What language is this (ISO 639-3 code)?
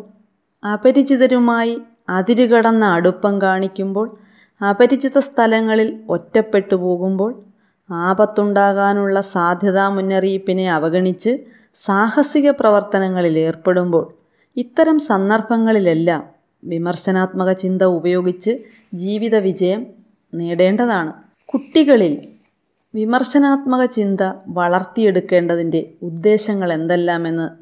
mal